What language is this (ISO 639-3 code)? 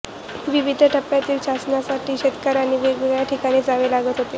mar